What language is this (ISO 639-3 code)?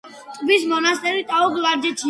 kat